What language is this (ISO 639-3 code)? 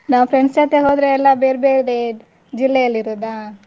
kan